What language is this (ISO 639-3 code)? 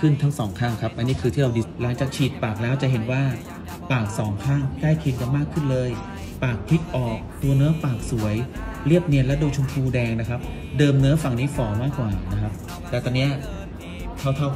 tha